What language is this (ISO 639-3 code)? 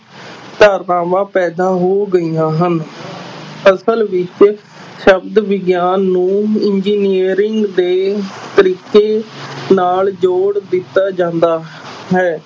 pan